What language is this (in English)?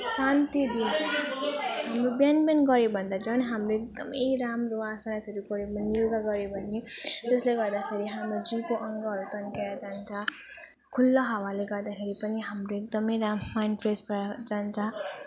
Nepali